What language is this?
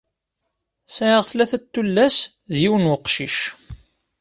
Kabyle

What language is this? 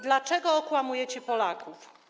Polish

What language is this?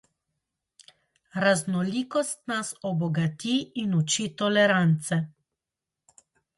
Slovenian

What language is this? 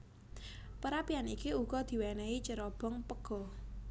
Javanese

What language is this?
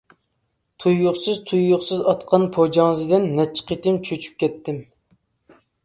Uyghur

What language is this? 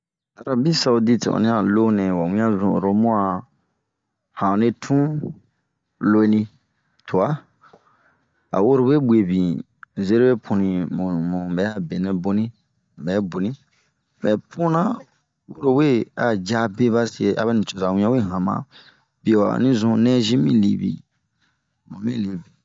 Bomu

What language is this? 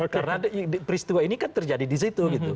Indonesian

